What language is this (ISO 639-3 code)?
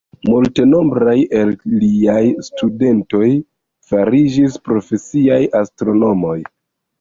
epo